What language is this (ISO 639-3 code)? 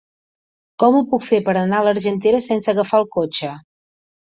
cat